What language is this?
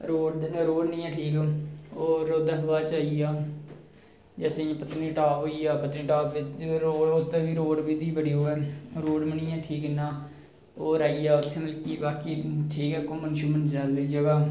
Dogri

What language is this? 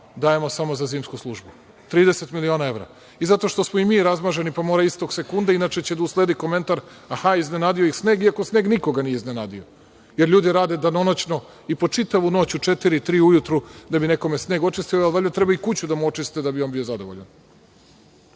Serbian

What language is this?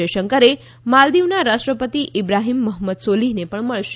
Gujarati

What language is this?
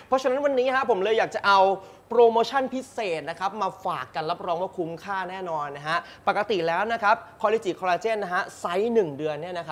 Thai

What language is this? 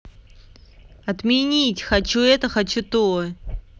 Russian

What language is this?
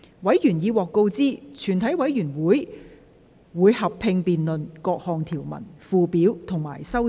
Cantonese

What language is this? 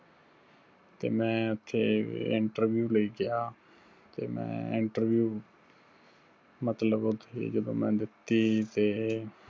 Punjabi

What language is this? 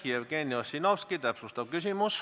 Estonian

